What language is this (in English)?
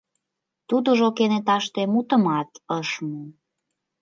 Mari